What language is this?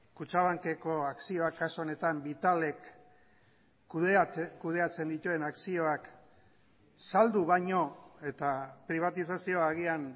Basque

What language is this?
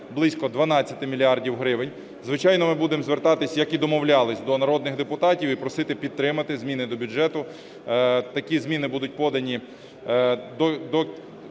Ukrainian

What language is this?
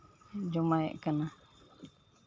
Santali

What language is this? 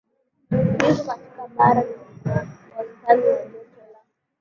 Swahili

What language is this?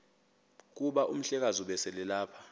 Xhosa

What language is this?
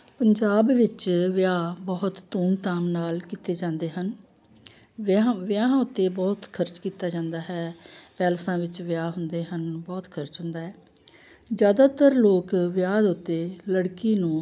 Punjabi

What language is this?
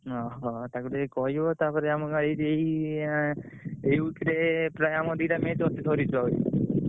Odia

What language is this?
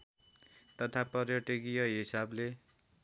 Nepali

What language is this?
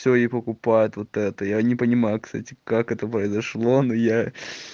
Russian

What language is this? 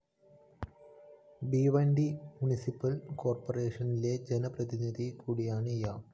Malayalam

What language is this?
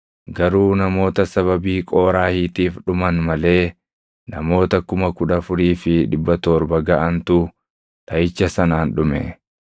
Oromo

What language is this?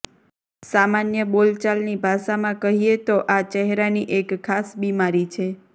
Gujarati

